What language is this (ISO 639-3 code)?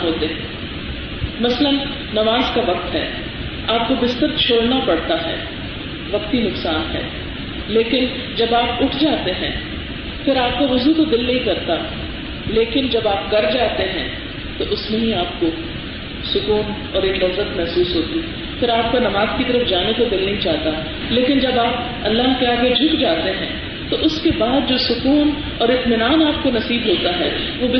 urd